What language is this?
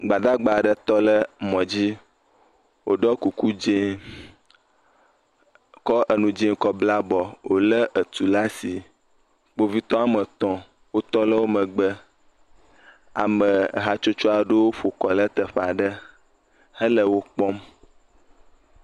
Ewe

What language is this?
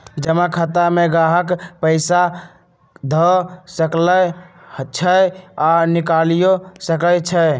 Magahi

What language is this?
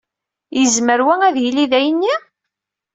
Kabyle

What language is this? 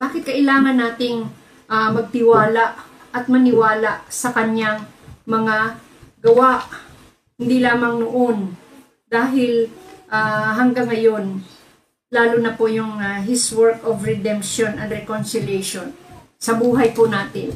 Filipino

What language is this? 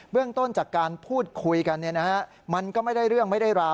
Thai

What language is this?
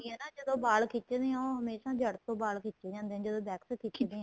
Punjabi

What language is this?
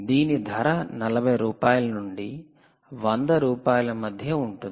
Telugu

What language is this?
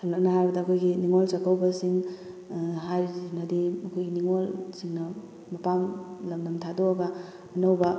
Manipuri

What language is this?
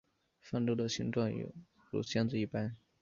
Chinese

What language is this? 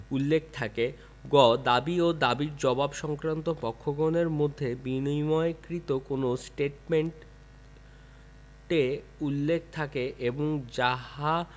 Bangla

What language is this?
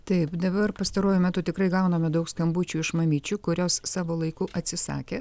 Lithuanian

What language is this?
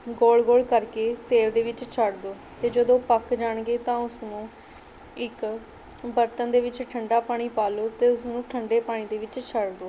Punjabi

